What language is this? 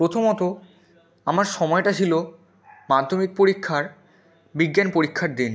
Bangla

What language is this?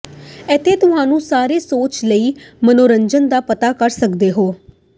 Punjabi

